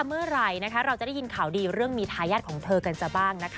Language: Thai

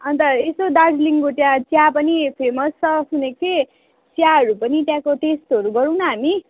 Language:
Nepali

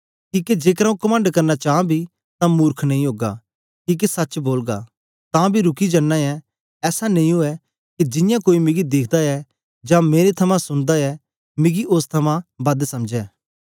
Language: Dogri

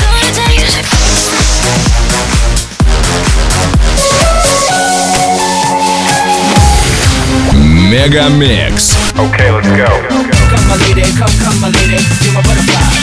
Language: Russian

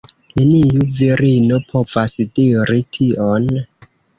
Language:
Esperanto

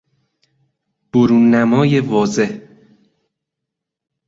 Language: Persian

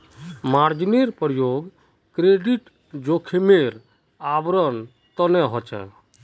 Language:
Magahi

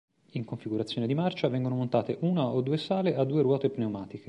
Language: Italian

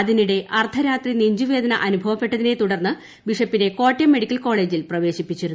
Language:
Malayalam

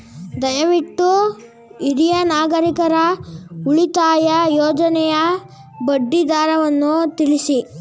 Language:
Kannada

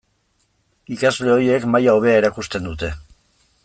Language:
Basque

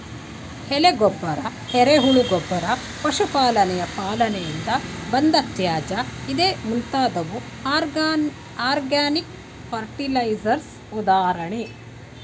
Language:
Kannada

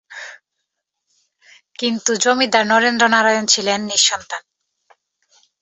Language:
Bangla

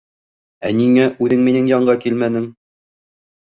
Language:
Bashkir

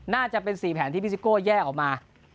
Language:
Thai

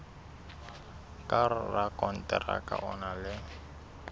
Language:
Southern Sotho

